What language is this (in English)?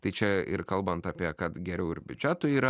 Lithuanian